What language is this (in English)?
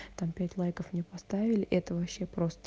Russian